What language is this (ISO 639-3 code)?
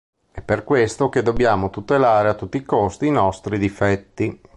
ita